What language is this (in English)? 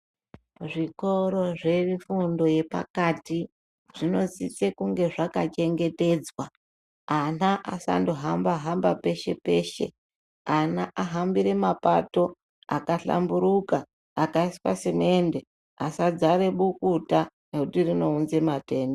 Ndau